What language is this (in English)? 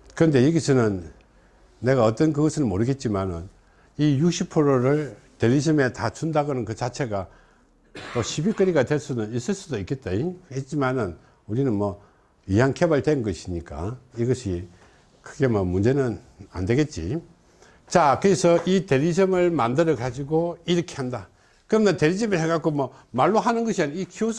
Korean